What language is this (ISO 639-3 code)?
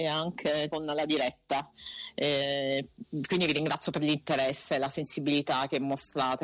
ita